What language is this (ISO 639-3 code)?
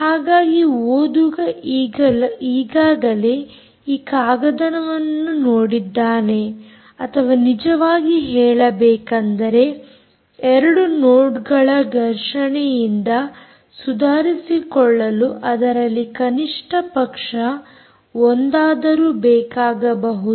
kan